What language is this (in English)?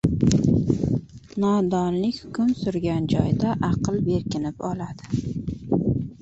Uzbek